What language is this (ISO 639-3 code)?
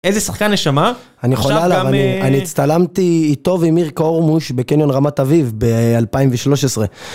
heb